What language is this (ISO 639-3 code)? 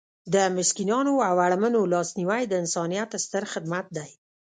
pus